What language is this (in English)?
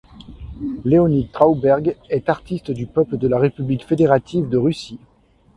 French